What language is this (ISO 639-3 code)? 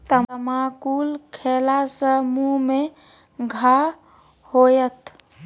mai